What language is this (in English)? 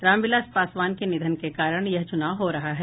Hindi